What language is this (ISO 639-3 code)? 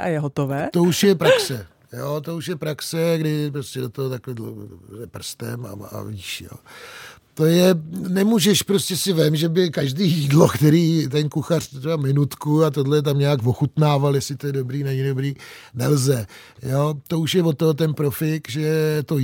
ces